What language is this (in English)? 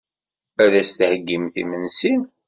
Kabyle